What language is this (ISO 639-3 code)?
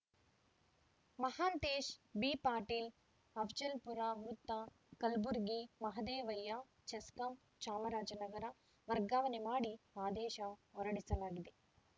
kan